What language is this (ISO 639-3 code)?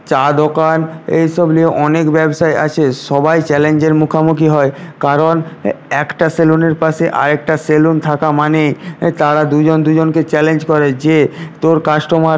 ben